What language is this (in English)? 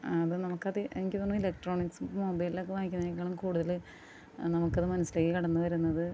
Malayalam